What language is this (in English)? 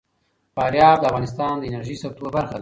Pashto